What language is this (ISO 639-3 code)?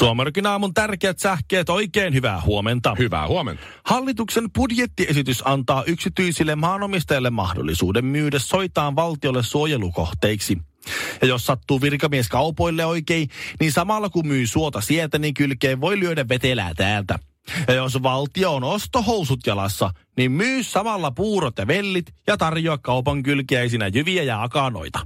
fin